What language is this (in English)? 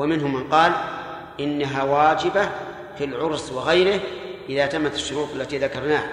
Arabic